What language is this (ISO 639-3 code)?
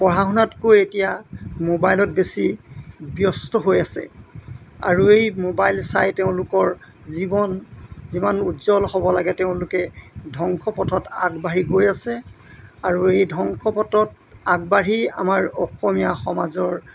asm